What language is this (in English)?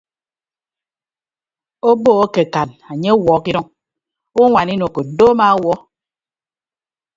Ibibio